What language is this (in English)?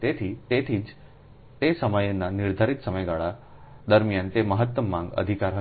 Gujarati